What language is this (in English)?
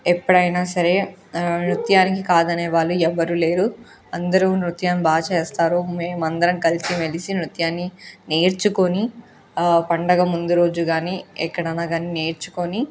Telugu